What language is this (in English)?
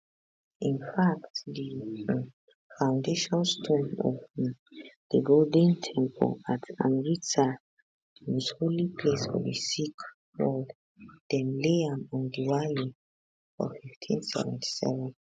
Nigerian Pidgin